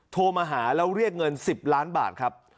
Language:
Thai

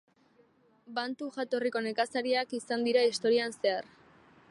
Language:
Basque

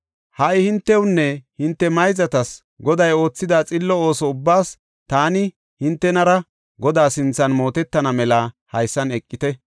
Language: Gofa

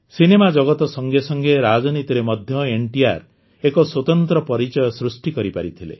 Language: Odia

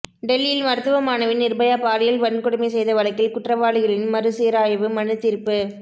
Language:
Tamil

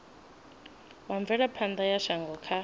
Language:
Venda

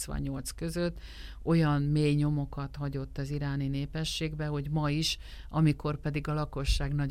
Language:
Hungarian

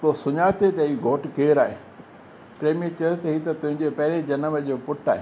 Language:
Sindhi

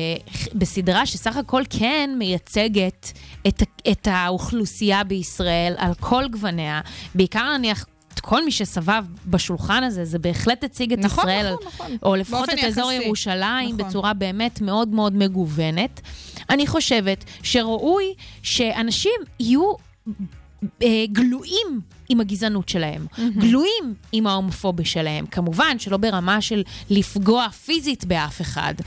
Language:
Hebrew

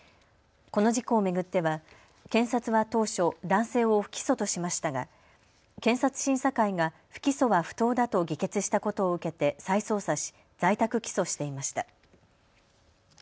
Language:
Japanese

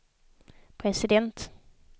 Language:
Swedish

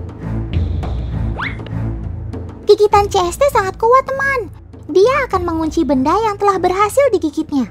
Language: Indonesian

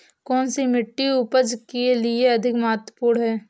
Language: Hindi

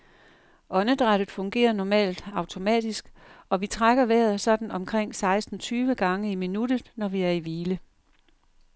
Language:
Danish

